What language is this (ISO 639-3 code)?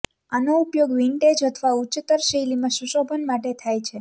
guj